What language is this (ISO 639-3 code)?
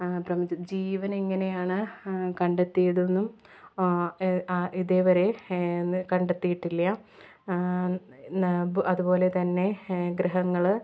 mal